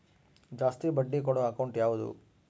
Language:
Kannada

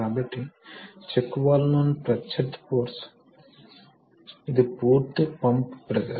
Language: Telugu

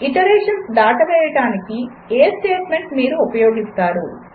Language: Telugu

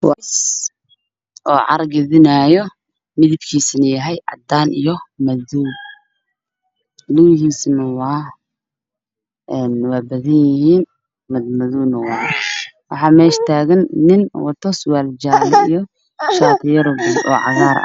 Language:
Somali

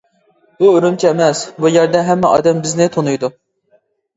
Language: Uyghur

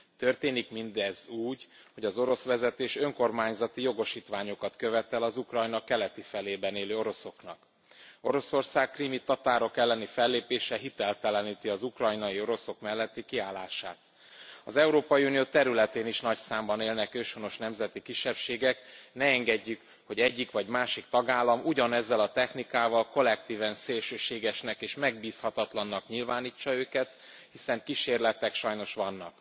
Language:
Hungarian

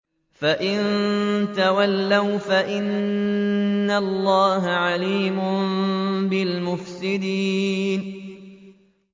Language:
Arabic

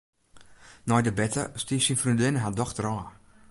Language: Western Frisian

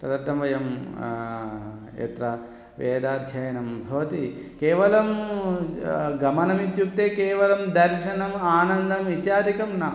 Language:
Sanskrit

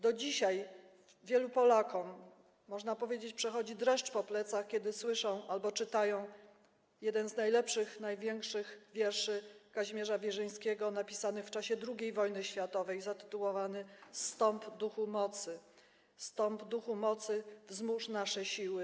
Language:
Polish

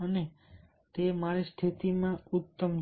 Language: Gujarati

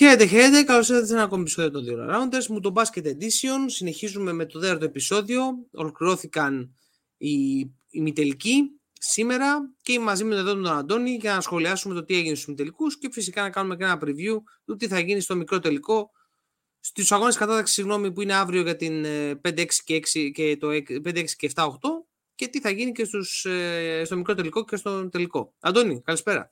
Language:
Greek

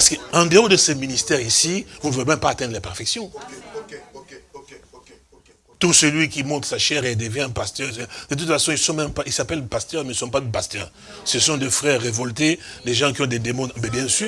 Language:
French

